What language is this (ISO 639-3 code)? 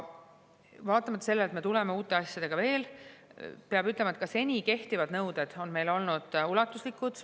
est